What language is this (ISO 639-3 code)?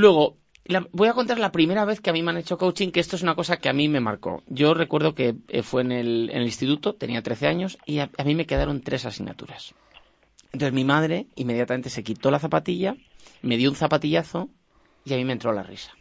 spa